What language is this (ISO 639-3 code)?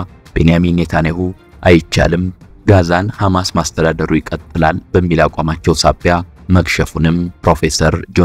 ara